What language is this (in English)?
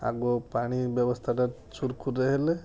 Odia